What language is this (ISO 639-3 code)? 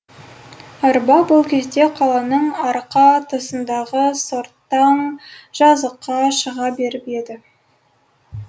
kaz